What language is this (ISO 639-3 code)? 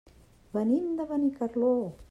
cat